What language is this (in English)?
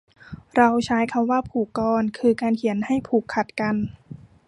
Thai